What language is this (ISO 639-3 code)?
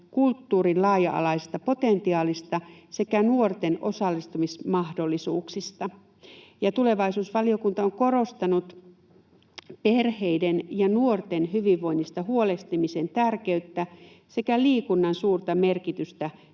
fin